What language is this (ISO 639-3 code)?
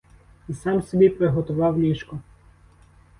ukr